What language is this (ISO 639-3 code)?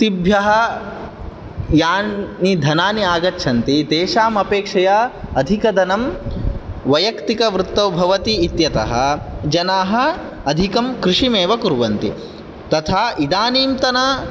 san